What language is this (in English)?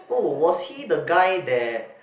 English